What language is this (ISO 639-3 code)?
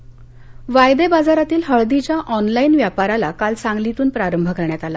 mar